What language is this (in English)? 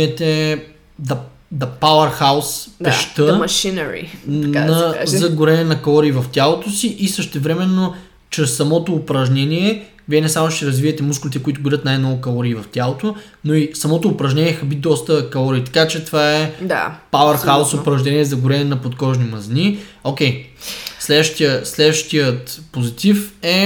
Bulgarian